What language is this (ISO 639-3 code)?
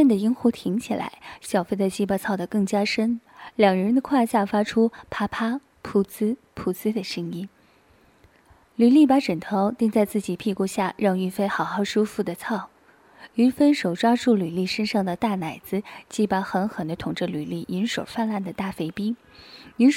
zho